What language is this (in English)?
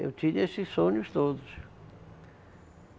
Portuguese